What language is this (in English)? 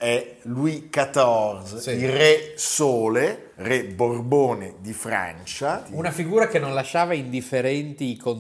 Italian